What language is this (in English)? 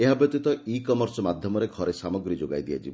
Odia